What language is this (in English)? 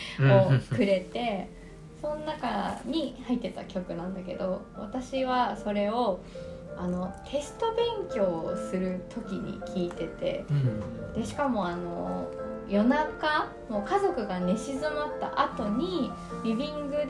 Japanese